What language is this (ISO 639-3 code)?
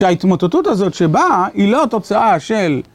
heb